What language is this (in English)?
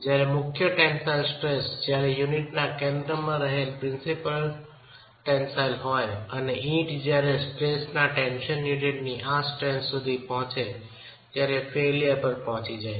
Gujarati